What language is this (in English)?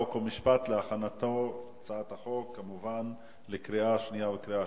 Hebrew